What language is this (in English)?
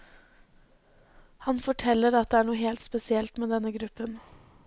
Norwegian